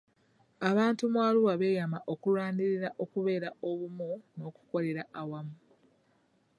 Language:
Ganda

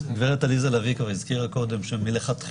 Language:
Hebrew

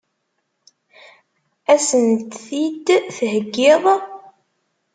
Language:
Kabyle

